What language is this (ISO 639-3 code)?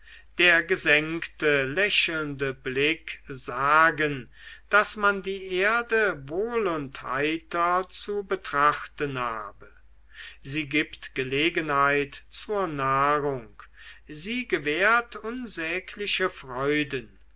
deu